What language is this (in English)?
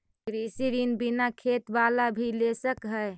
Magahi